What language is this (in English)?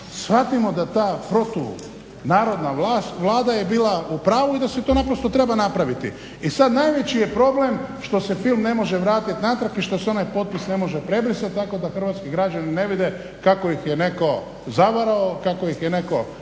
Croatian